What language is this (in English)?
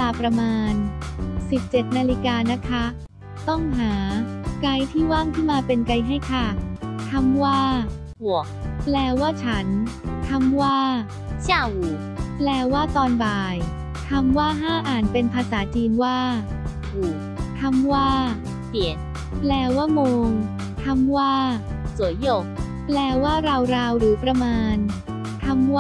Thai